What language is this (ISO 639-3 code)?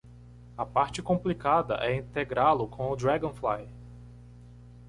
por